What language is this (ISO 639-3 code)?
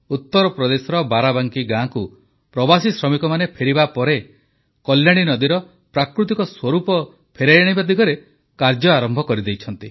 ori